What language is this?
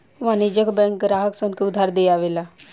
Bhojpuri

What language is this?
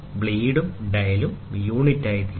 Malayalam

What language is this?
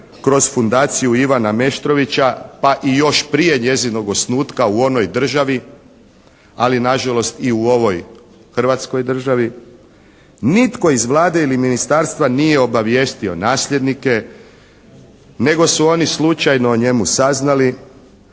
Croatian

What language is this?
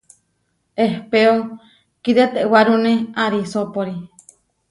Huarijio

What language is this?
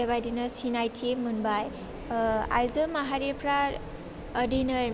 Bodo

